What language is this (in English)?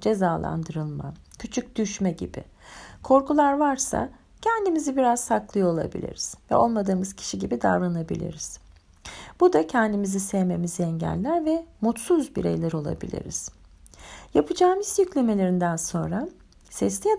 Turkish